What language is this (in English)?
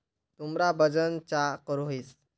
Magahi